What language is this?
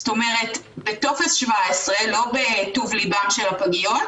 Hebrew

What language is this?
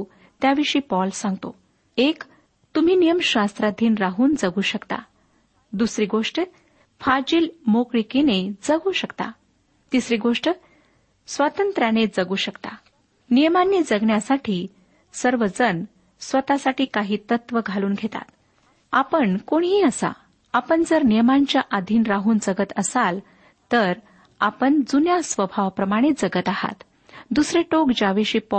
Marathi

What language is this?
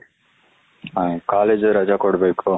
Kannada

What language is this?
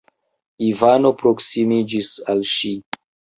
Esperanto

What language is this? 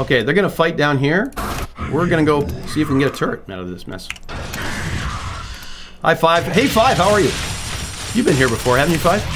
English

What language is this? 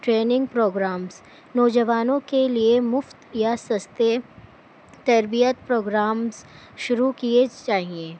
Urdu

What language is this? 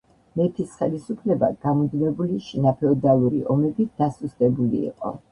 Georgian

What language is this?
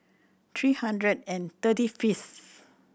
English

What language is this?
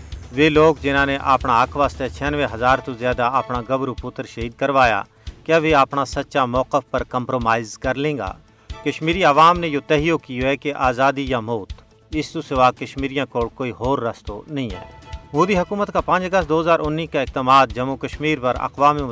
Urdu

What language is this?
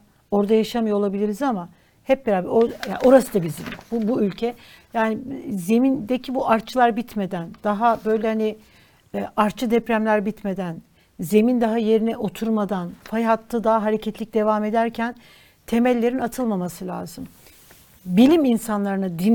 Turkish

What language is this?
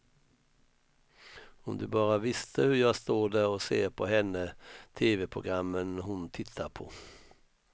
Swedish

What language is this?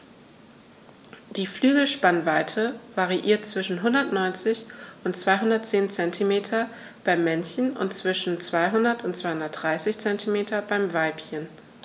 German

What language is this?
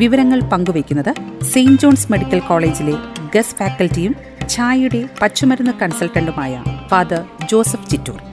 Malayalam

